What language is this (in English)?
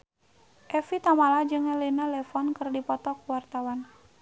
Sundanese